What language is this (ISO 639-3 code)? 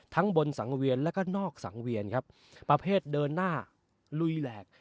tha